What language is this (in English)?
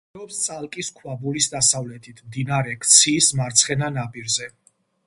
Georgian